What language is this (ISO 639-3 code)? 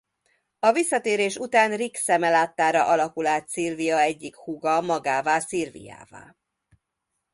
hun